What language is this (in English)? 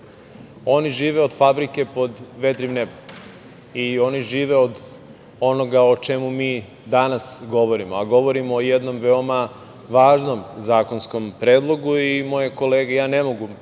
Serbian